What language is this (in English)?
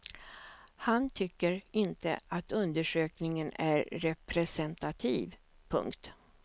Swedish